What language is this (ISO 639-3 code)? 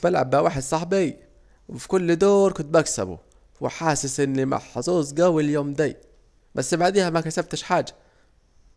aec